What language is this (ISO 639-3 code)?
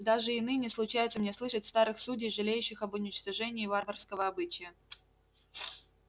rus